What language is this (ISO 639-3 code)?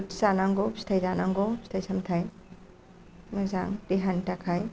brx